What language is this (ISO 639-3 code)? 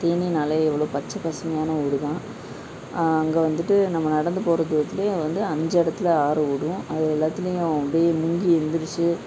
tam